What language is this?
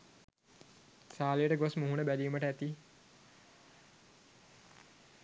Sinhala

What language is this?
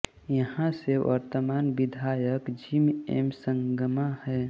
Hindi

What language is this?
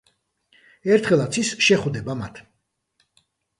Georgian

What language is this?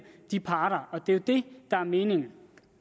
Danish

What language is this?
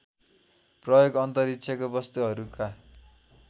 Nepali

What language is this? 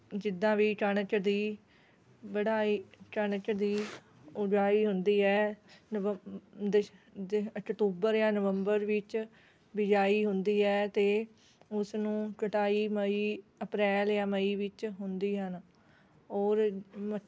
Punjabi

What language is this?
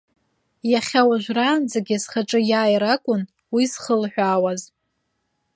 Abkhazian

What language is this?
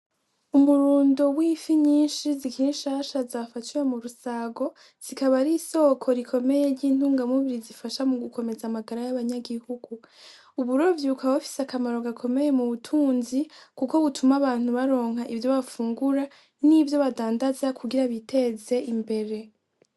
Rundi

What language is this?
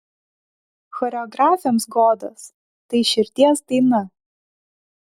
Lithuanian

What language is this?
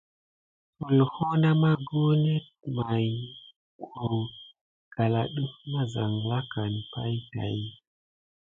Gidar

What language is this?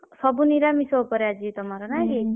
Odia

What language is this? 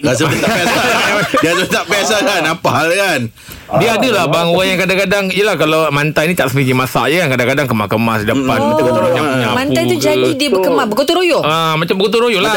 Malay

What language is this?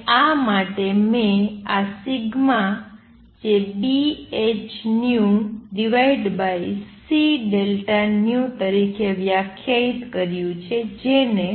Gujarati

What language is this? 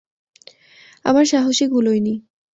Bangla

